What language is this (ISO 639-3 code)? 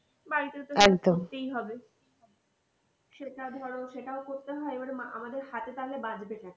ben